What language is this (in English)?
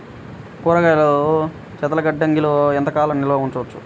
Telugu